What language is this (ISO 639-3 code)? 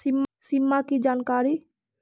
mag